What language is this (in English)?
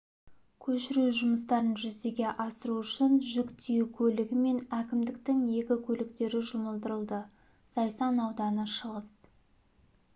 Kazakh